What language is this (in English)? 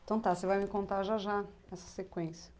Portuguese